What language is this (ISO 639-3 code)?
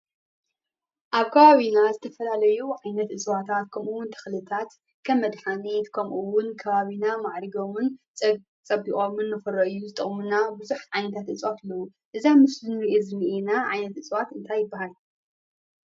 tir